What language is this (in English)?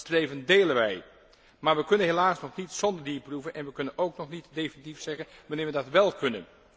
Dutch